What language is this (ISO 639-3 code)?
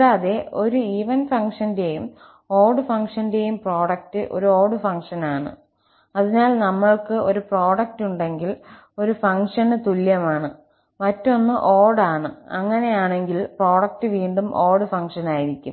mal